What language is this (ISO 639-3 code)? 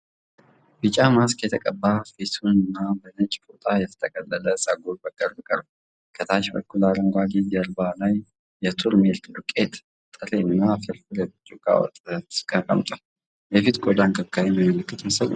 amh